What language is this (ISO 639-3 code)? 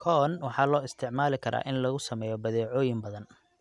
som